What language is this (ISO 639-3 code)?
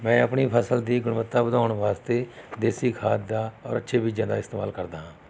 pan